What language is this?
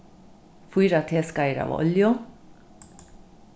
Faroese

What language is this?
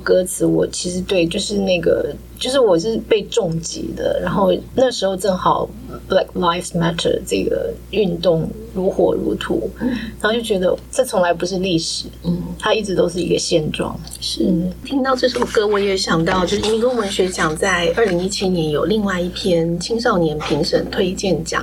Chinese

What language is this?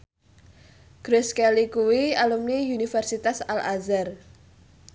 Javanese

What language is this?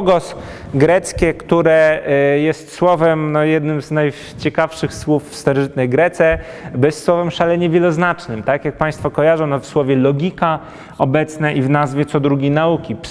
Polish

